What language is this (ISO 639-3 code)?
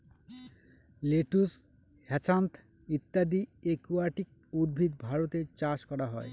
ben